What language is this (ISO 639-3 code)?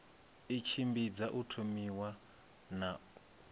ven